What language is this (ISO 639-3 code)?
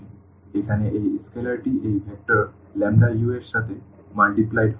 ben